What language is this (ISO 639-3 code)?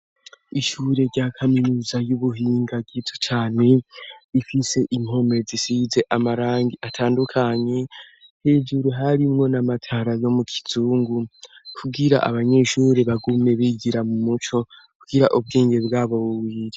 run